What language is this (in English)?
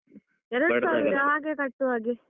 Kannada